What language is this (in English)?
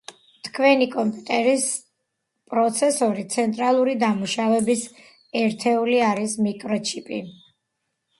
Georgian